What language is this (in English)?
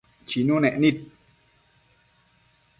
Matsés